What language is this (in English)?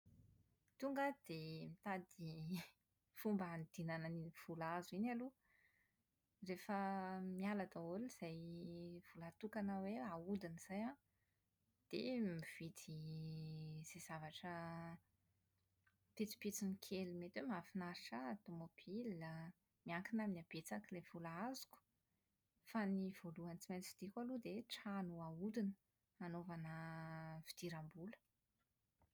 Malagasy